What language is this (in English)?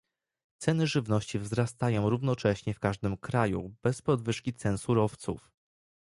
Polish